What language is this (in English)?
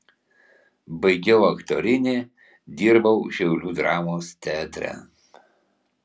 Lithuanian